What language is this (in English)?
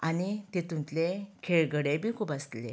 Konkani